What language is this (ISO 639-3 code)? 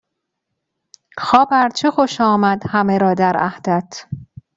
fas